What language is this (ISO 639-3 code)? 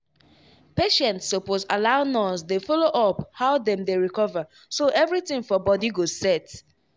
pcm